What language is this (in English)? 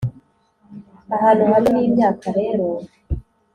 Kinyarwanda